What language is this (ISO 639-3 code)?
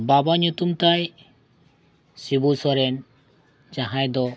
sat